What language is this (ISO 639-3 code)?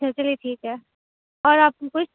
urd